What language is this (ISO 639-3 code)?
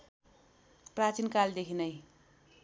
nep